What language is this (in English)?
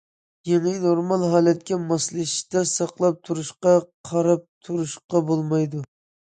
Uyghur